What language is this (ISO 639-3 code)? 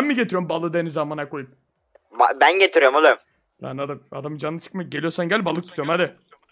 tur